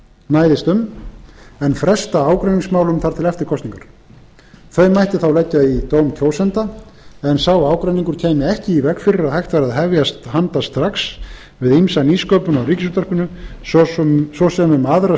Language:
Icelandic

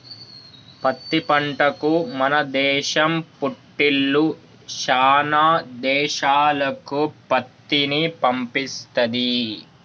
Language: Telugu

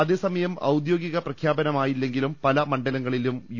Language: Malayalam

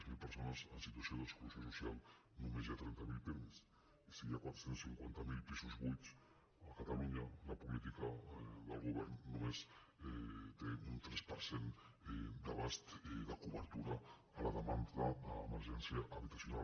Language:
Catalan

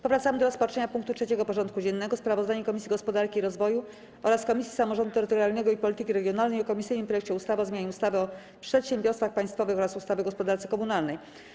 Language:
Polish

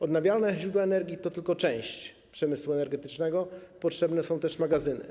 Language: Polish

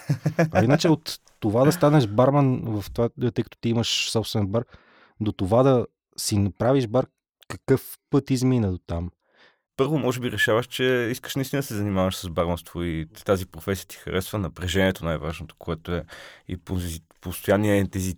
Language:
Bulgarian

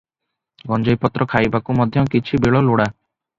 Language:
Odia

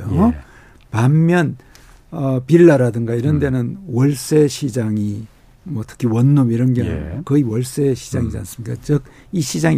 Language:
Korean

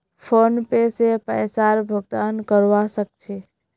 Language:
Magahi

